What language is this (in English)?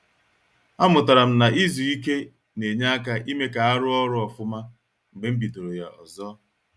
Igbo